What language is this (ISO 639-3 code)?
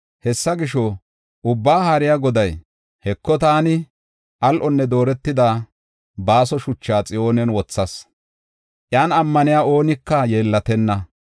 gof